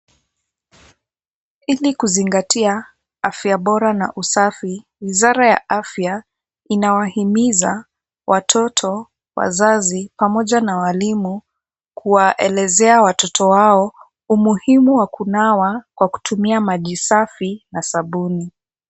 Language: Swahili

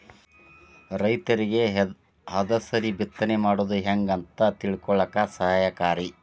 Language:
Kannada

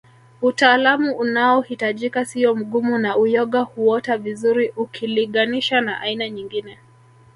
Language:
Swahili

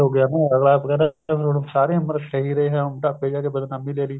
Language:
Punjabi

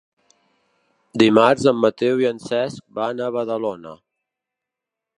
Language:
Catalan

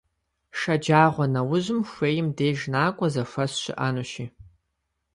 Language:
Kabardian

